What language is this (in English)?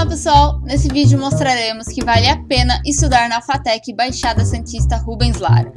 Portuguese